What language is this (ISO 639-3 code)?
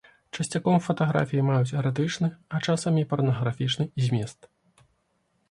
bel